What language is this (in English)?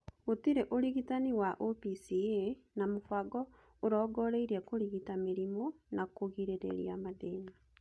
Kikuyu